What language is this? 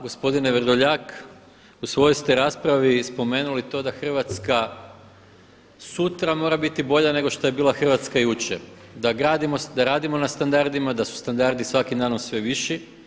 Croatian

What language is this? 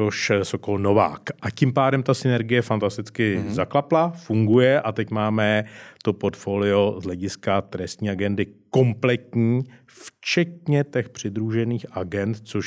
Czech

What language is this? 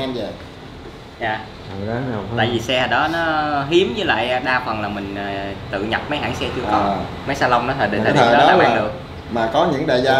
Vietnamese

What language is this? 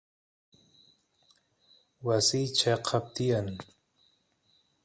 Santiago del Estero Quichua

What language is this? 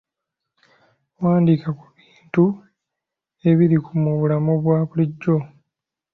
Ganda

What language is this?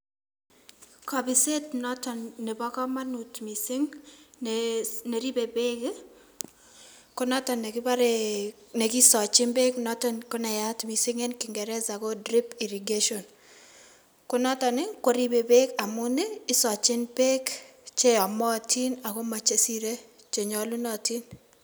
Kalenjin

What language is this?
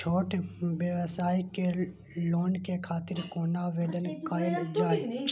Maithili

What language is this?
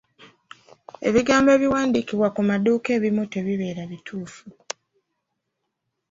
Ganda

